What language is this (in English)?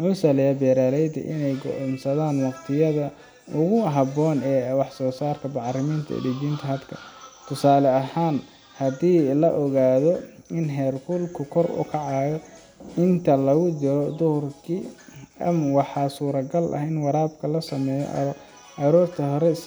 Somali